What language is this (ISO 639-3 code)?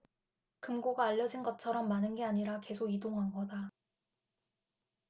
kor